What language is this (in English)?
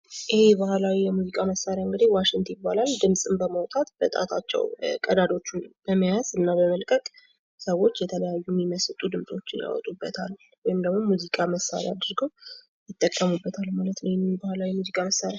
Amharic